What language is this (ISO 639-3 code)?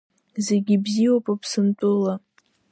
abk